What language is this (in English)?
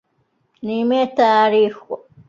Divehi